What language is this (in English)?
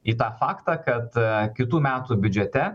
Lithuanian